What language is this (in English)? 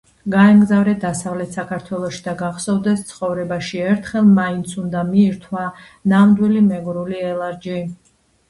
Georgian